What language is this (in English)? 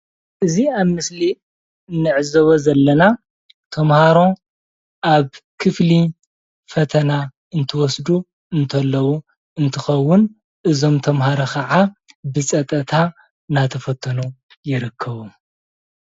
Tigrinya